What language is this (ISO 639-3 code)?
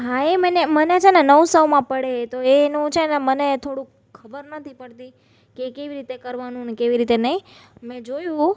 guj